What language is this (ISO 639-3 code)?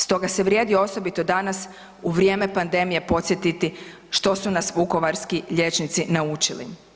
hrv